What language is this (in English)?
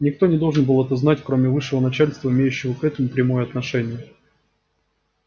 Russian